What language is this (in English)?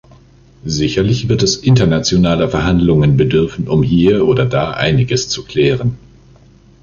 German